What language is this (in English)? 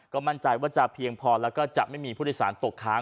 Thai